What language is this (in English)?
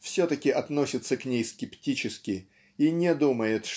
Russian